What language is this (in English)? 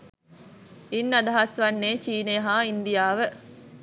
Sinhala